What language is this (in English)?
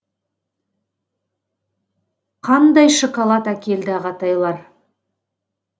Kazakh